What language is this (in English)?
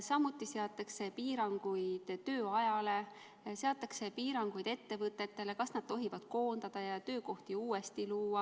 Estonian